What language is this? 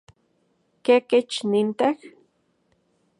Central Puebla Nahuatl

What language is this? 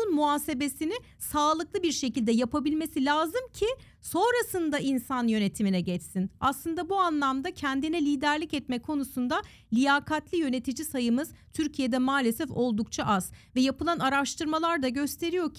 Turkish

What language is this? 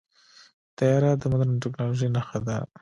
Pashto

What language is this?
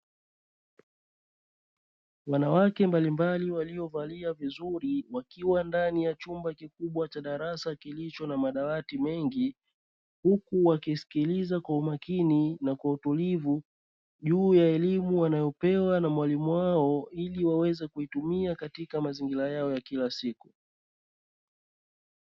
Swahili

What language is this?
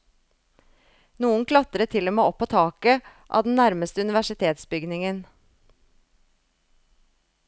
Norwegian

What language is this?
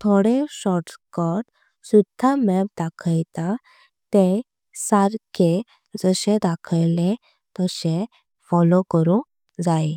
Konkani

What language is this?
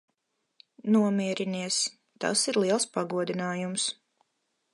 Latvian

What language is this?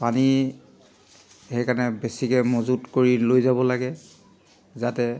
Assamese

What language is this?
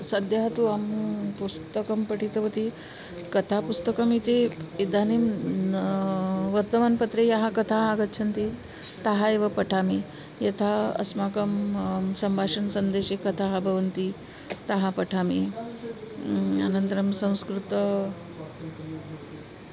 Sanskrit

